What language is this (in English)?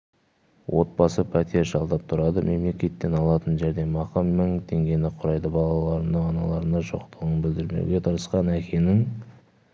Kazakh